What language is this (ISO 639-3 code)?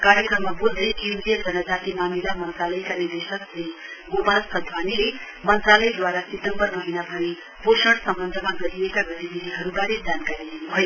nep